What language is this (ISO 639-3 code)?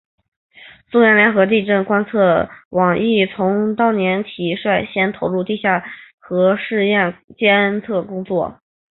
zho